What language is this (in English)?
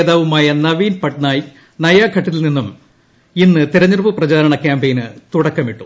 Malayalam